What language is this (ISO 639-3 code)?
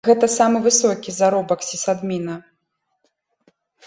bel